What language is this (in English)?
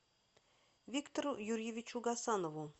Russian